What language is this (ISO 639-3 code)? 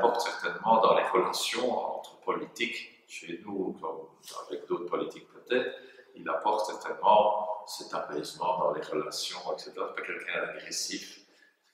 fra